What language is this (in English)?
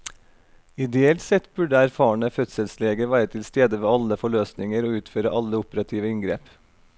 Norwegian